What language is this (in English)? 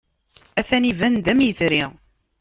Kabyle